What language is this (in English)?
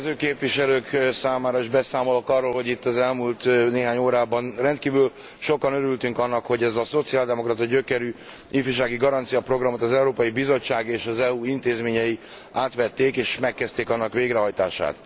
Hungarian